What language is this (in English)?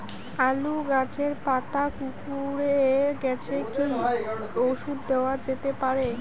Bangla